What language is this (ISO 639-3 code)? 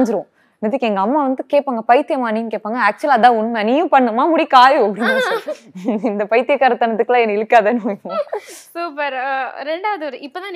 tam